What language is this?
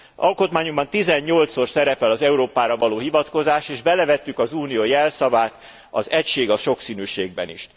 Hungarian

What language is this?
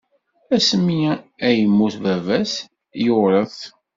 Kabyle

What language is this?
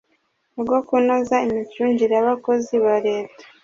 Kinyarwanda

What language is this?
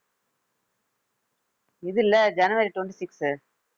Tamil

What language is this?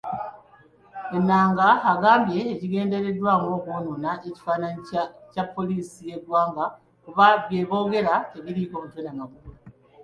Ganda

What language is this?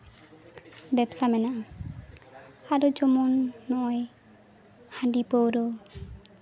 Santali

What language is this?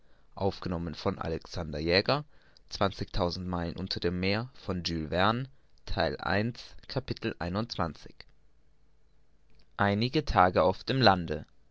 German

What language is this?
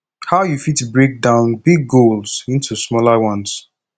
Nigerian Pidgin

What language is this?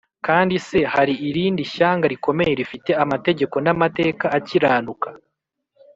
Kinyarwanda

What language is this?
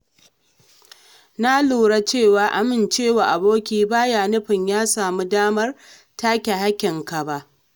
Hausa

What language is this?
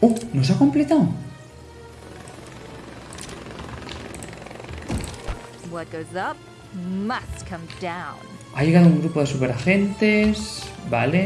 Spanish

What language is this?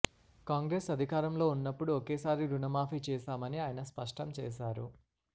Telugu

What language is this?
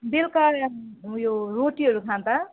Nepali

